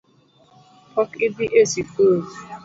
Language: Luo (Kenya and Tanzania)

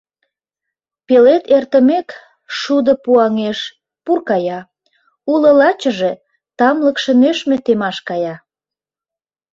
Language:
Mari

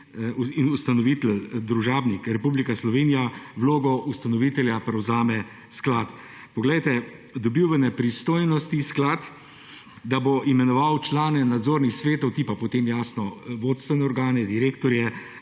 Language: Slovenian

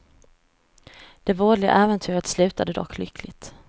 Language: Swedish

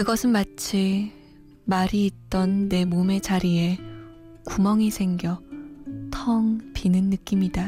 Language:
Korean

